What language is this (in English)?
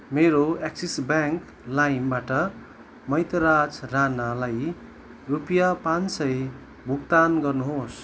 Nepali